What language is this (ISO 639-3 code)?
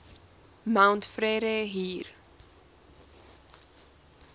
afr